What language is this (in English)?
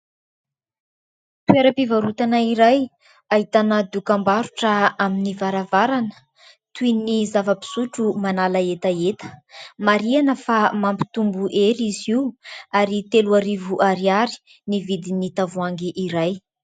Malagasy